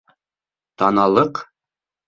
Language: Bashkir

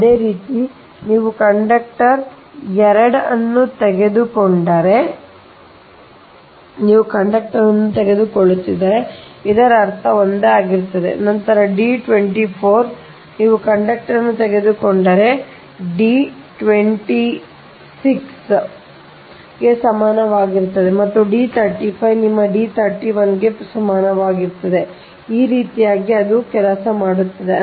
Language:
Kannada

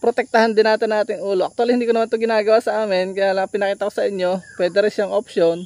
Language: Filipino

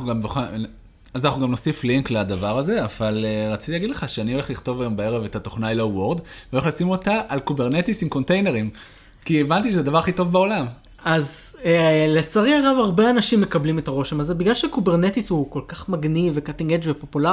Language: Hebrew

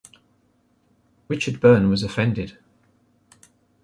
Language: English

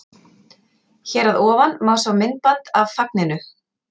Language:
Icelandic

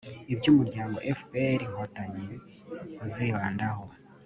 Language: Kinyarwanda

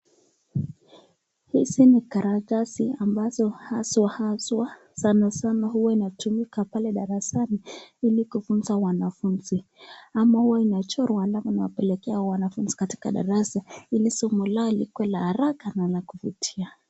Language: Swahili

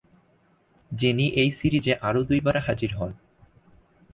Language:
Bangla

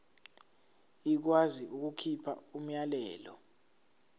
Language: Zulu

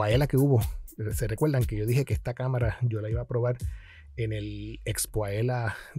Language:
Spanish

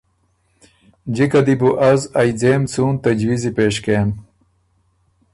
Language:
Ormuri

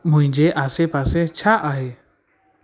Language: Sindhi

